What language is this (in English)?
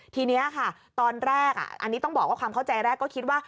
Thai